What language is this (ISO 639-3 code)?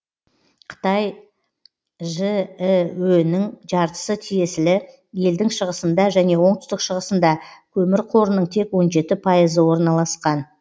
kaz